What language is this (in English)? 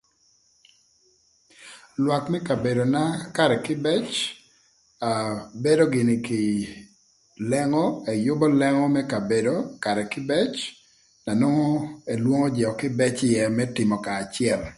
Thur